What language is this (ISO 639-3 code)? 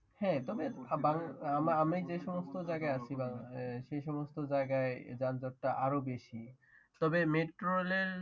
ben